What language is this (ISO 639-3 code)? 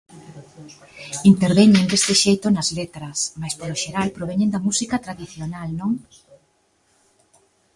glg